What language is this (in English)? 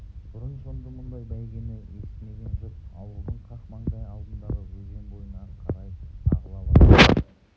Kazakh